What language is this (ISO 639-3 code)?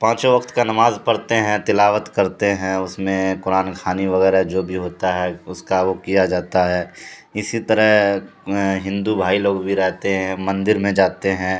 urd